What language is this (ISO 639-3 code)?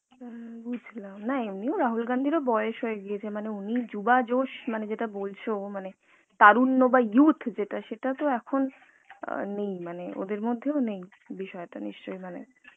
ben